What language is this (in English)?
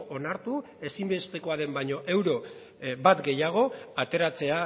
Basque